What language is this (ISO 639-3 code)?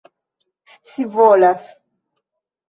epo